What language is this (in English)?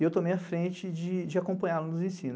Portuguese